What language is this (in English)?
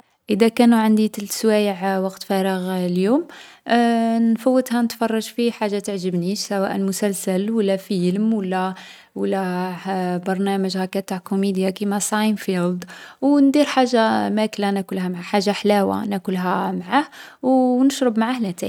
Algerian Arabic